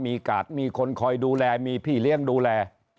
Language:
Thai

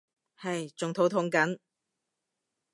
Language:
Cantonese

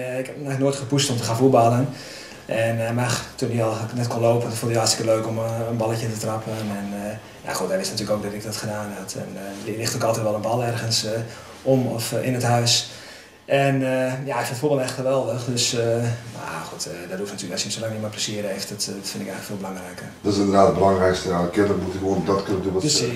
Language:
Dutch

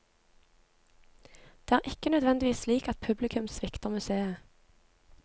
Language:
Norwegian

